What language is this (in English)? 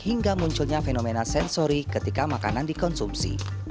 Indonesian